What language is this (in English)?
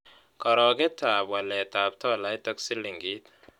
Kalenjin